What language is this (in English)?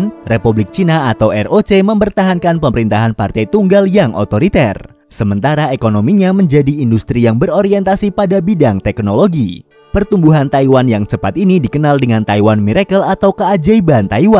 Indonesian